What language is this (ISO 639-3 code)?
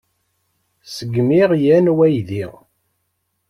kab